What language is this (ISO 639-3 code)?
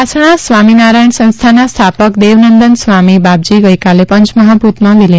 guj